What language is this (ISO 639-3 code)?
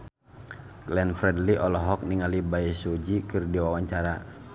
sun